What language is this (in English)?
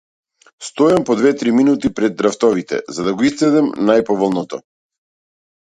Macedonian